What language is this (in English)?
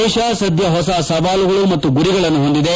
Kannada